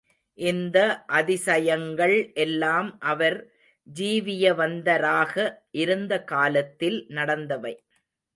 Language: Tamil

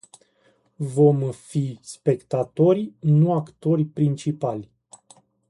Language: Romanian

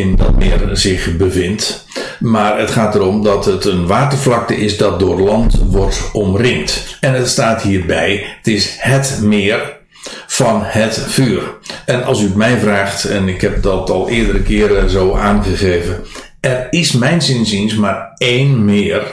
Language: Dutch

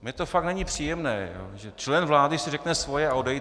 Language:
Czech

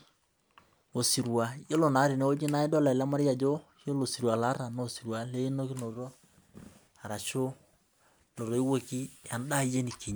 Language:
Masai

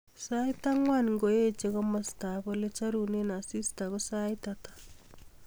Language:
Kalenjin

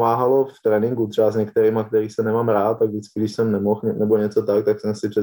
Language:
Czech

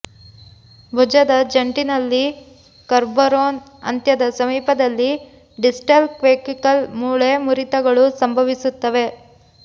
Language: Kannada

